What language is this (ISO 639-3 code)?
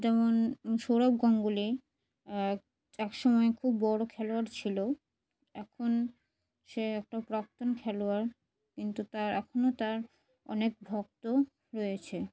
ben